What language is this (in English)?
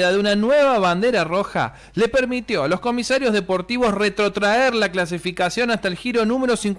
Spanish